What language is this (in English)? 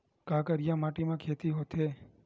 Chhattisgarhi